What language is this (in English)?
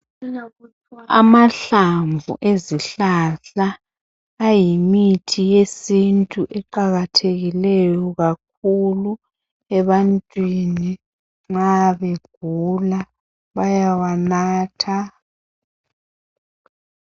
North Ndebele